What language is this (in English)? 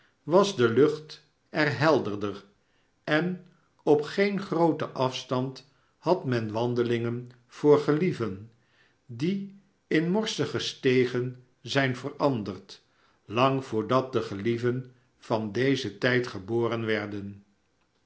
Dutch